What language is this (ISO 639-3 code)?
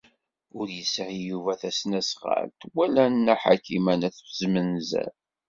kab